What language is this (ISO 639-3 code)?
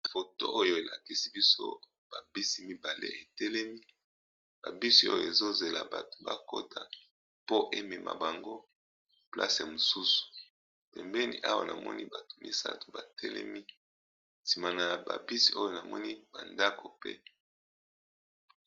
lin